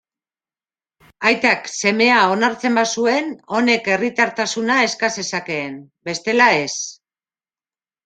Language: Basque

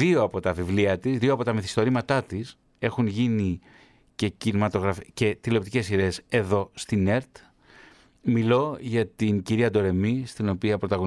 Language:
Greek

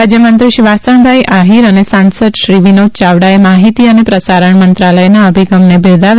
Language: Gujarati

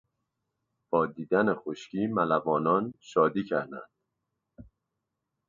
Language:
Persian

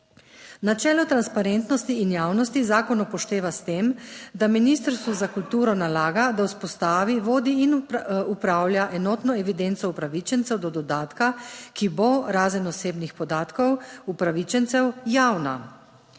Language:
Slovenian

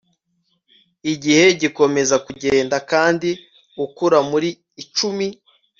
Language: Kinyarwanda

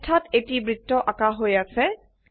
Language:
Assamese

